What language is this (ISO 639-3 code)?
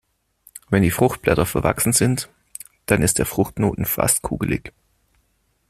deu